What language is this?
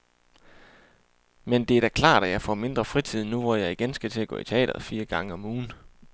Danish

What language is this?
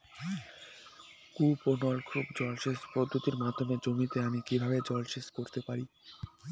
Bangla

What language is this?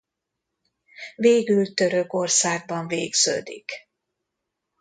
Hungarian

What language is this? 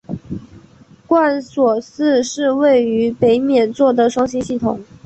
Chinese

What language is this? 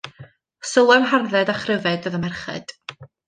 Welsh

